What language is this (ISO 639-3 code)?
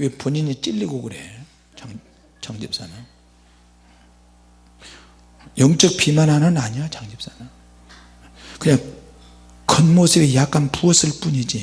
kor